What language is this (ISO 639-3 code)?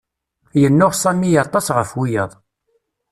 kab